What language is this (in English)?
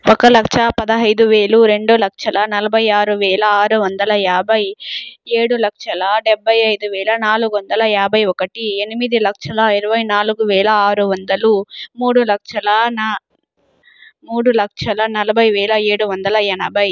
Telugu